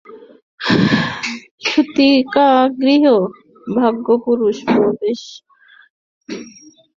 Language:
Bangla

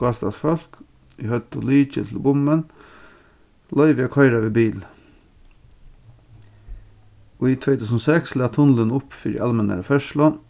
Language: Faroese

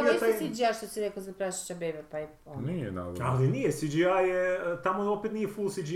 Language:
Croatian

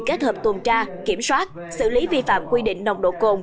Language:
Vietnamese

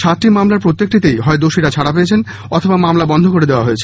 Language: Bangla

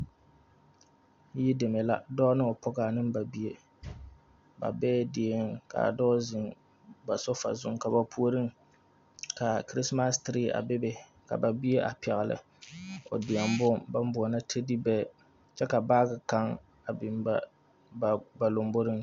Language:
Southern Dagaare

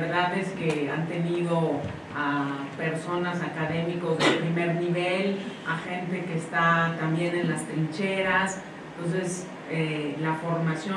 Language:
Spanish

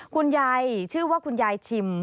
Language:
Thai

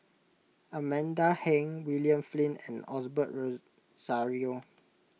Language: English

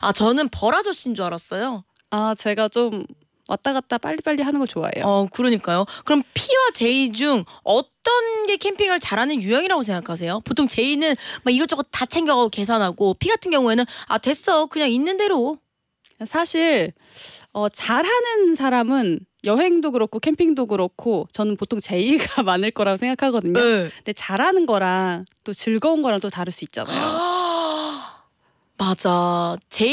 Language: Korean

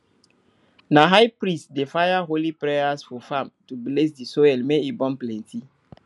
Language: Nigerian Pidgin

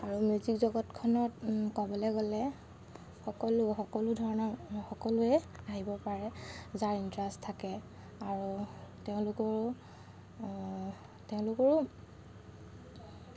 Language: Assamese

